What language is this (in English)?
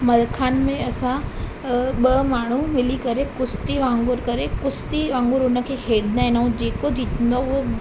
Sindhi